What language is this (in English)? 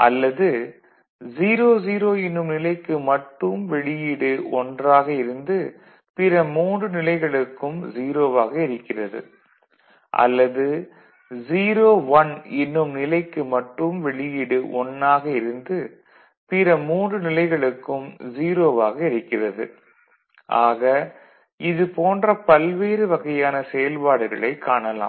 Tamil